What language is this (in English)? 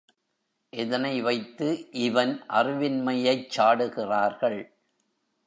Tamil